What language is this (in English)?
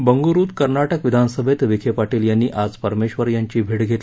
Marathi